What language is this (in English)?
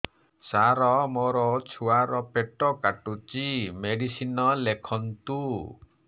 Odia